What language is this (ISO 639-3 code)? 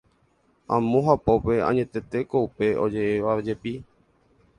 grn